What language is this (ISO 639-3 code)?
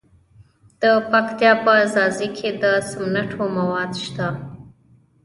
pus